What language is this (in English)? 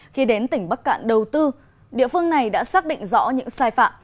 Vietnamese